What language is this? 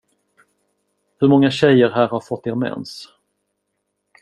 Swedish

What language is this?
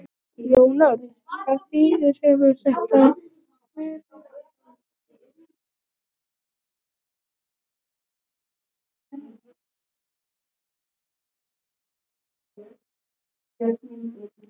Icelandic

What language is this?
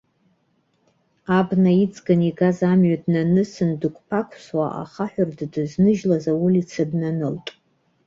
Abkhazian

